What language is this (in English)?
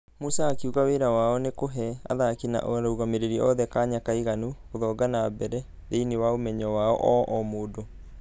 Kikuyu